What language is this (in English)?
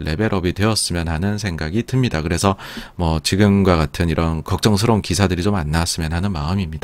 Korean